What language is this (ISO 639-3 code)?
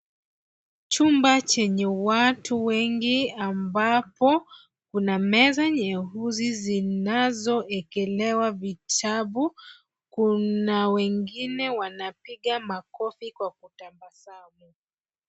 swa